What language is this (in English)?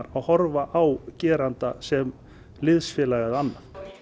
Icelandic